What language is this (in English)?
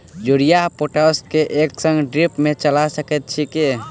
Maithili